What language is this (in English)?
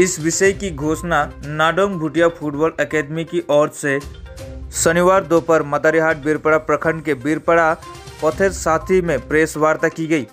Hindi